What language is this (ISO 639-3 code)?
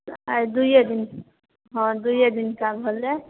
mai